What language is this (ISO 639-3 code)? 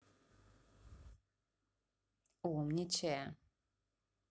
rus